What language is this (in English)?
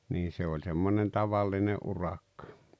Finnish